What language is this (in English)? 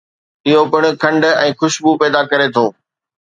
Sindhi